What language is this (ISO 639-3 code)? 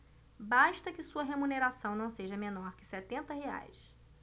por